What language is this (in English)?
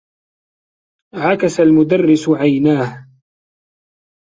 Arabic